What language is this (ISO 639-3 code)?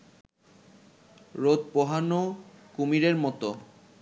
ben